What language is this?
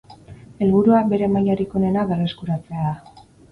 Basque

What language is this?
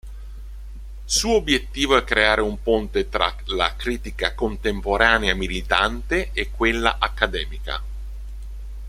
Italian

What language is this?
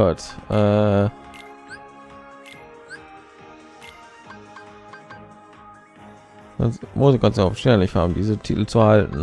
German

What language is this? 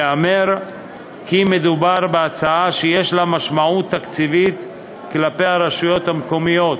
Hebrew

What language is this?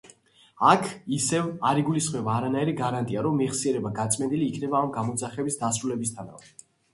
Georgian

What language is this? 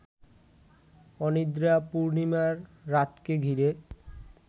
Bangla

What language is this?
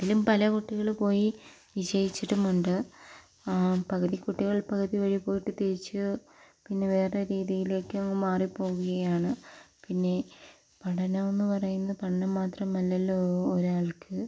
Malayalam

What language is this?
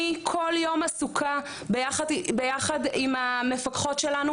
Hebrew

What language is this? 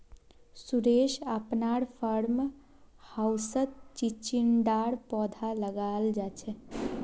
Magahi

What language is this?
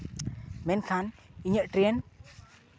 Santali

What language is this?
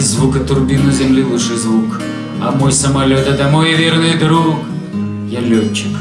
Russian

